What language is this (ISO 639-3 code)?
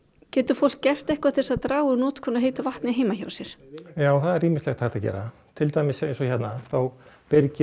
isl